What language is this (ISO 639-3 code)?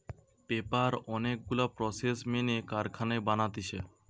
ben